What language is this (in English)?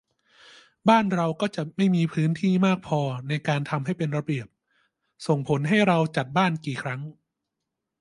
Thai